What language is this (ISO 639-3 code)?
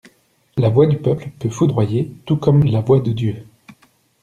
fra